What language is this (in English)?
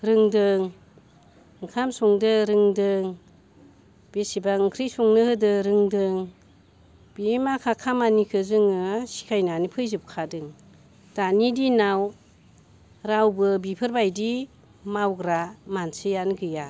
Bodo